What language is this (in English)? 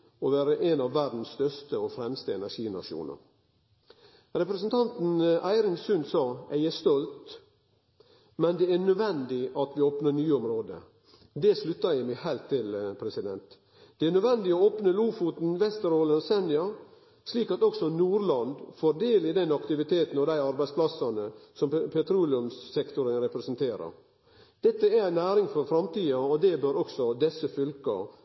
Norwegian Nynorsk